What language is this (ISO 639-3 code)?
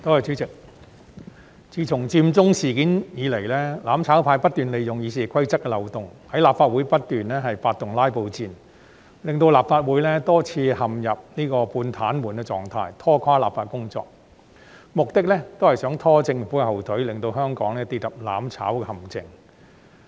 yue